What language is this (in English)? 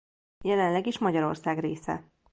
Hungarian